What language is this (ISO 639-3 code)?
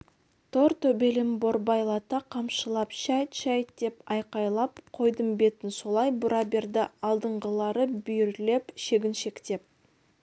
kaz